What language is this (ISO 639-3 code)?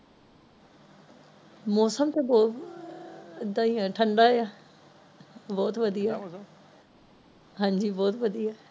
pan